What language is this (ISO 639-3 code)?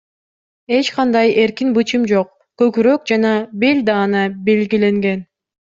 kir